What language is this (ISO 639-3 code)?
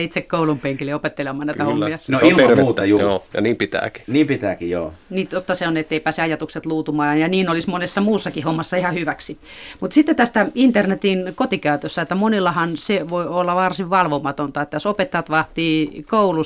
fin